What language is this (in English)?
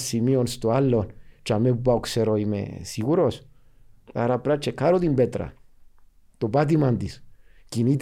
Greek